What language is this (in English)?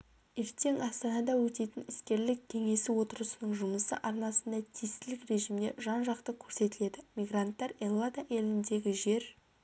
Kazakh